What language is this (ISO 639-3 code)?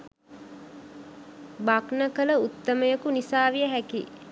sin